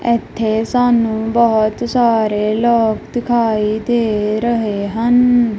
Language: Punjabi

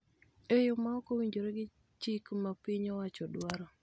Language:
Luo (Kenya and Tanzania)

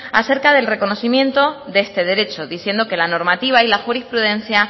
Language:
Spanish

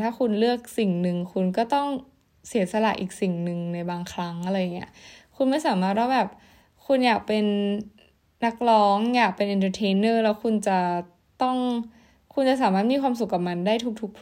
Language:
Thai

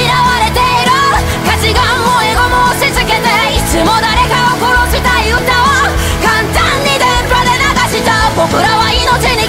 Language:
Japanese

